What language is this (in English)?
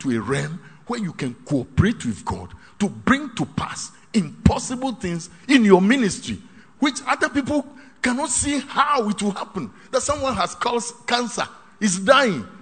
English